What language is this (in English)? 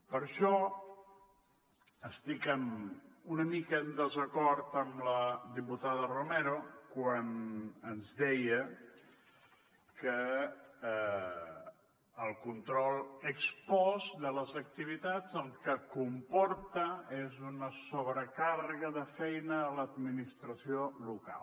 Catalan